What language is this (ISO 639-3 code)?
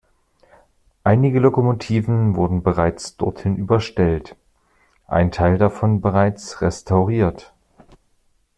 deu